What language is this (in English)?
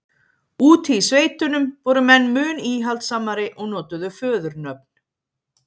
Icelandic